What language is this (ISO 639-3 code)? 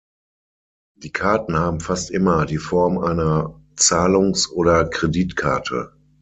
deu